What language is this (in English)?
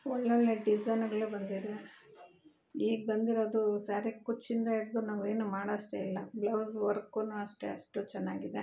Kannada